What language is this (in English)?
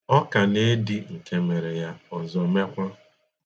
Igbo